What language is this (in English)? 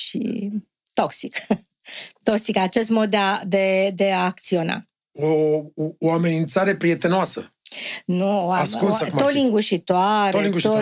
Romanian